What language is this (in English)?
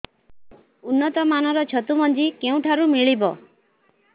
Odia